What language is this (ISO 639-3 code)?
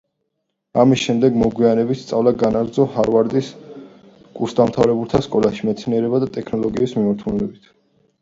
kat